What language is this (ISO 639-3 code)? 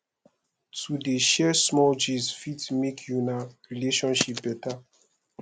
pcm